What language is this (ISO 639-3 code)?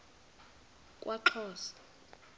xho